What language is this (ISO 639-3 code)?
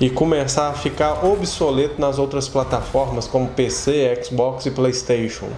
por